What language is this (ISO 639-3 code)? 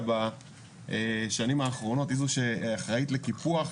heb